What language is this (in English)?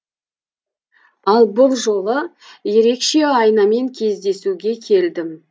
Kazakh